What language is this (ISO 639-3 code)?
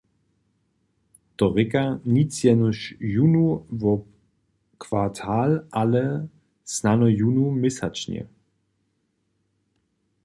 hsb